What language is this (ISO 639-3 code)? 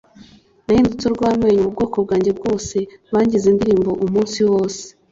kin